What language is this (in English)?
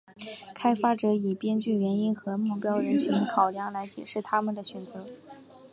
Chinese